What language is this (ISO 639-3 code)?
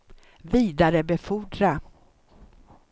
swe